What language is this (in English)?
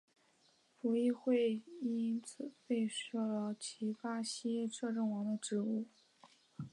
Chinese